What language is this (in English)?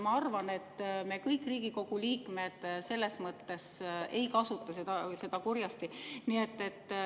Estonian